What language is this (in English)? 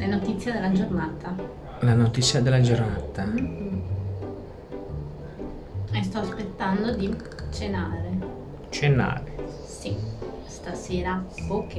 Italian